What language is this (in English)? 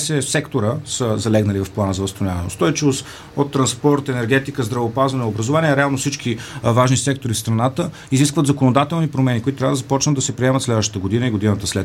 Bulgarian